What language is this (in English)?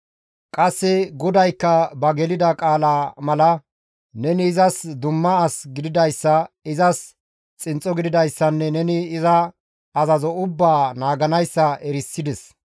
Gamo